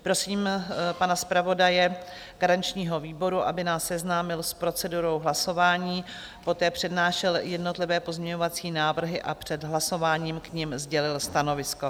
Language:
Czech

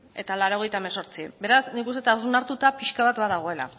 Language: Basque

